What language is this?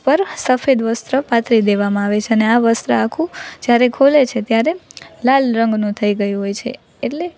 Gujarati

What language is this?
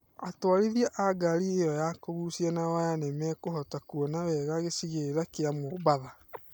Kikuyu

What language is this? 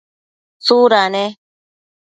Matsés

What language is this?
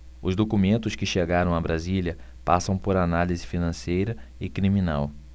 Portuguese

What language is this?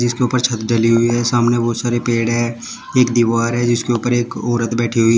Hindi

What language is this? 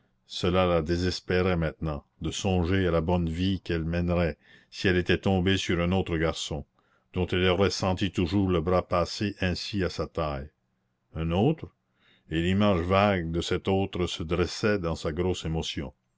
French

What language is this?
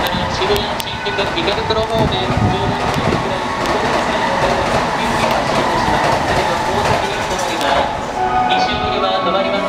Japanese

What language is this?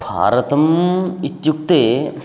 Sanskrit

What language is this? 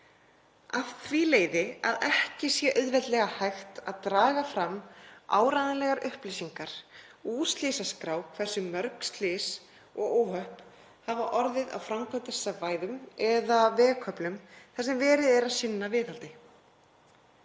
Icelandic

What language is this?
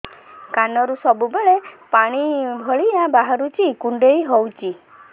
Odia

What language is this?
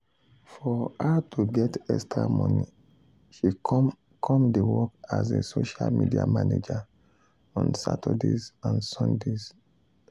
Nigerian Pidgin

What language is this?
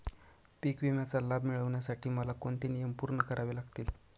Marathi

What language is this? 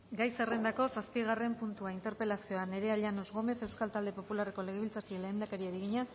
Basque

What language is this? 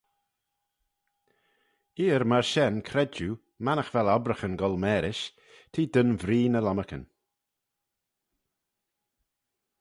Manx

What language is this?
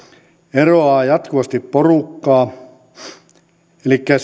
Finnish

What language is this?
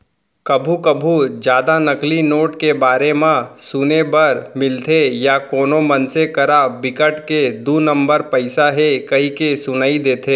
Chhattisgarhi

